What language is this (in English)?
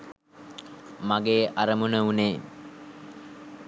Sinhala